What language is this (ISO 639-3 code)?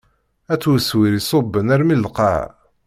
kab